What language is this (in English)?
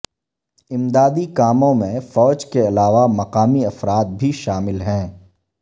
Urdu